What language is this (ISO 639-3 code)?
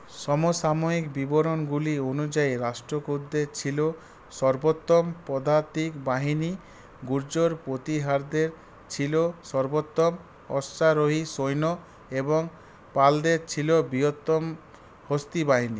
ben